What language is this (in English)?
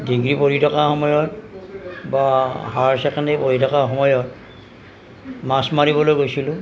Assamese